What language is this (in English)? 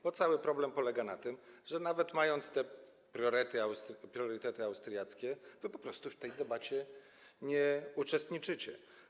Polish